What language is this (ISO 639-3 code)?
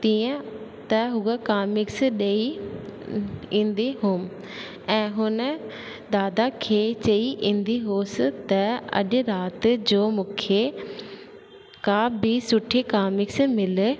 snd